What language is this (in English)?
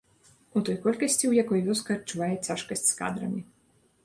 Belarusian